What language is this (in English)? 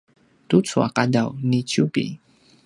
Paiwan